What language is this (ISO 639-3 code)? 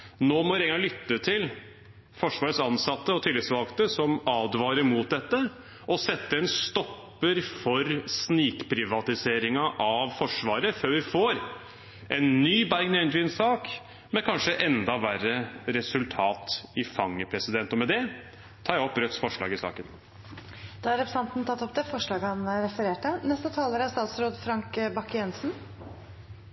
nor